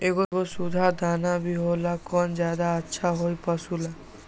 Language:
Magahi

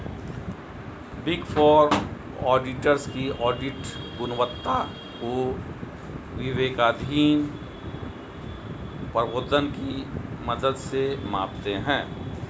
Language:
Hindi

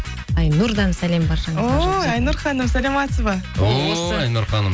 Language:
Kazakh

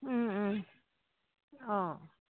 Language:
Assamese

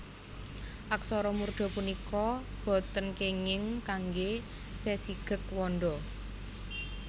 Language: Javanese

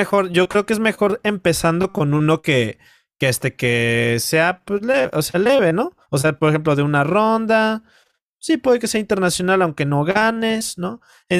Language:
Spanish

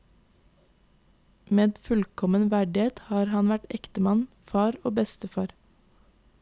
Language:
Norwegian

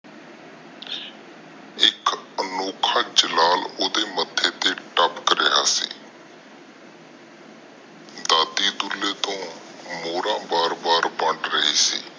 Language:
Punjabi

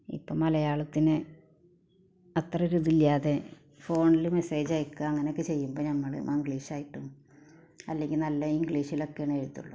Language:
Malayalam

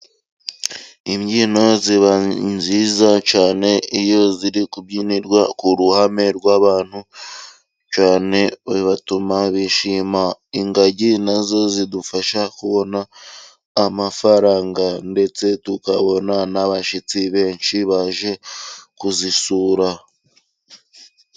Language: Kinyarwanda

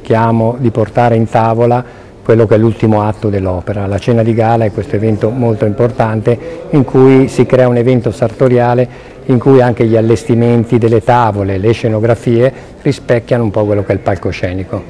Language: Italian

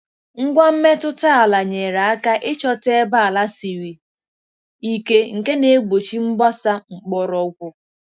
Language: Igbo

